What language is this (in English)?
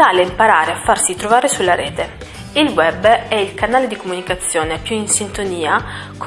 Italian